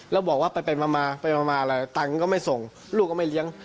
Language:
Thai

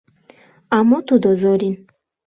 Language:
Mari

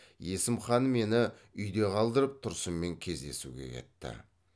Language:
Kazakh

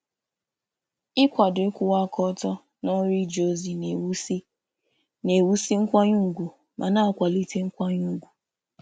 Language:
Igbo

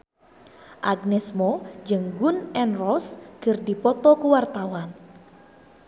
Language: Sundanese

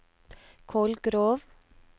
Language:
Norwegian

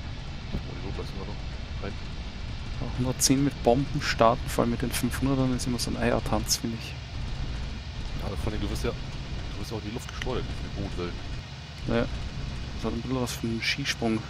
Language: German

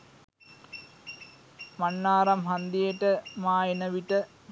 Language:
Sinhala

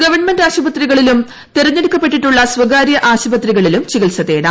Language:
Malayalam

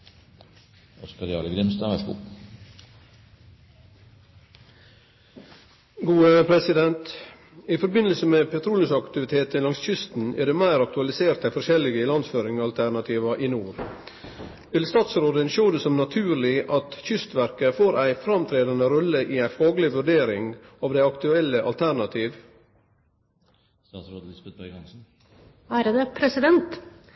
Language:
Norwegian Nynorsk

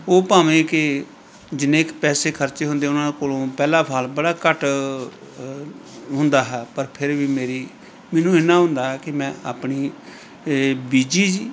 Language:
Punjabi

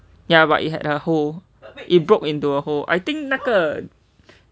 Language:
English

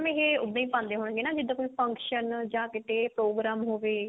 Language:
Punjabi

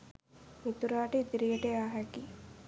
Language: Sinhala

